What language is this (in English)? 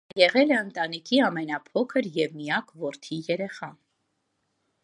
Armenian